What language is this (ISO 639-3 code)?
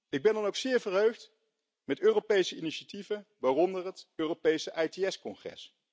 nld